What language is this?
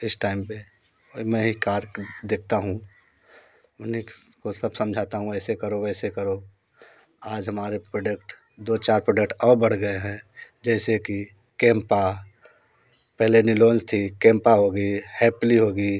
Hindi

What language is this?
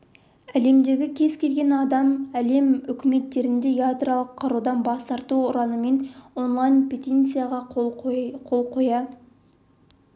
Kazakh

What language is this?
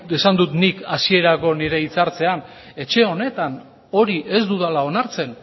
Basque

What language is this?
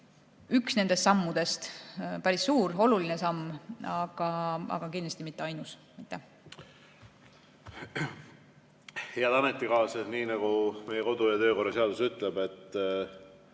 Estonian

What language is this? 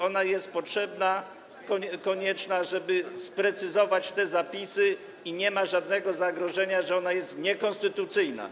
Polish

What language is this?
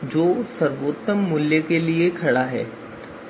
Hindi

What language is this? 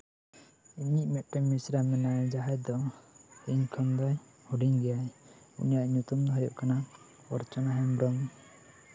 Santali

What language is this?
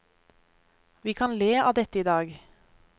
Norwegian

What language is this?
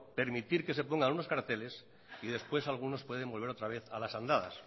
Spanish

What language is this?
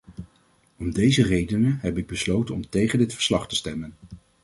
Dutch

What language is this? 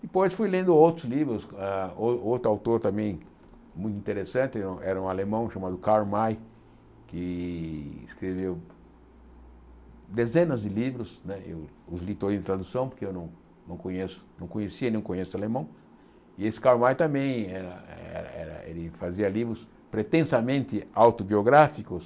Portuguese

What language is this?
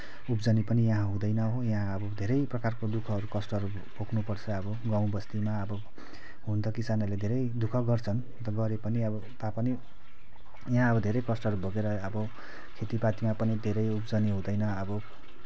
Nepali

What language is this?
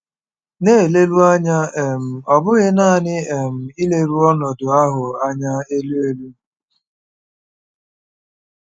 Igbo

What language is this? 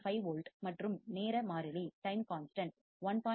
Tamil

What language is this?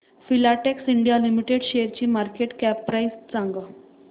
Marathi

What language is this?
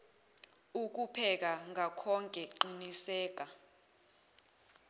Zulu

